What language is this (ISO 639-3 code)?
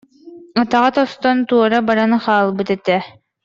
sah